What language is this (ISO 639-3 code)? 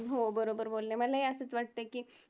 mar